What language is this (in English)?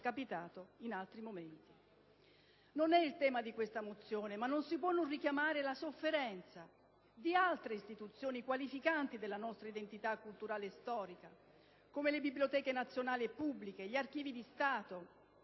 Italian